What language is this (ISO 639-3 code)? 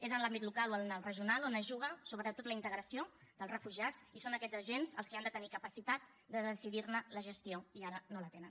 cat